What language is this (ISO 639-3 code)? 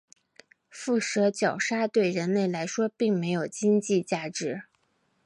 zho